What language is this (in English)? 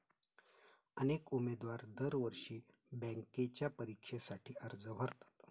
Marathi